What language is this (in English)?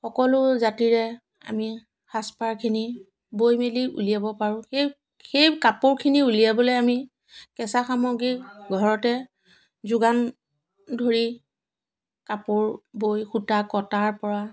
Assamese